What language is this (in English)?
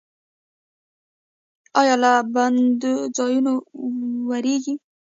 Pashto